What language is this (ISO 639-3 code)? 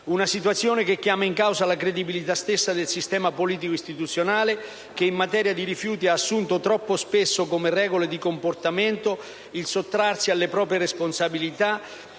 ita